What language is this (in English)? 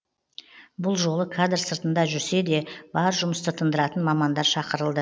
Kazakh